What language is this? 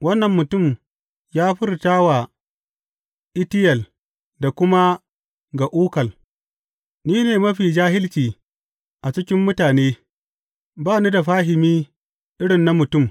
Hausa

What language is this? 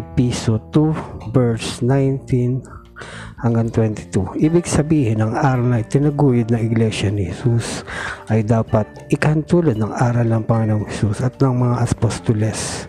Filipino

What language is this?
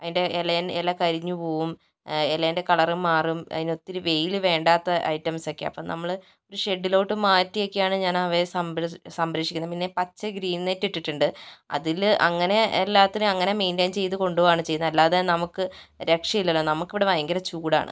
Malayalam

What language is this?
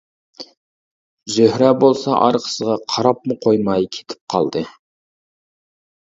Uyghur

